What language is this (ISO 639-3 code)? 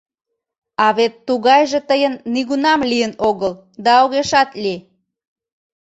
chm